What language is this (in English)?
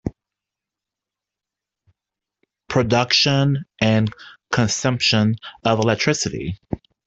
English